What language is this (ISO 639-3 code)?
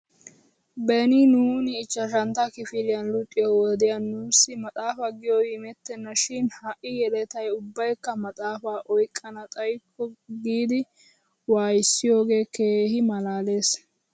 wal